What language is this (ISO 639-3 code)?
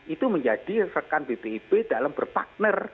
ind